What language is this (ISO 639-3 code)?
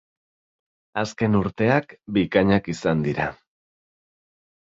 eus